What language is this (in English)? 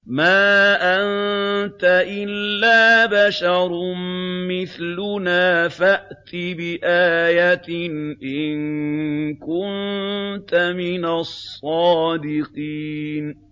Arabic